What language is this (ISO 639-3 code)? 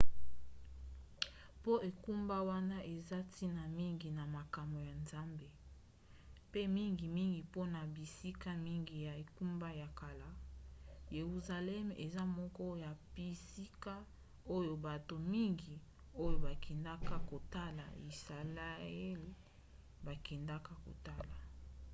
lin